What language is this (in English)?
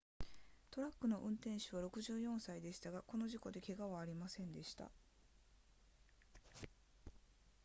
Japanese